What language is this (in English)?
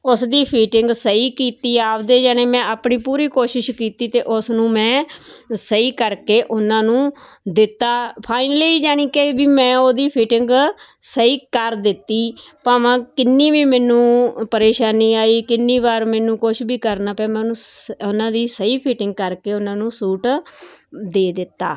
Punjabi